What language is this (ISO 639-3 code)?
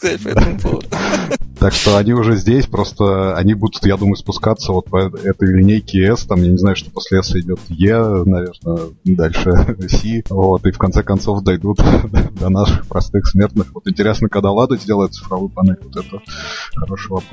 rus